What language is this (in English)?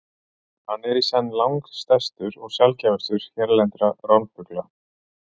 Icelandic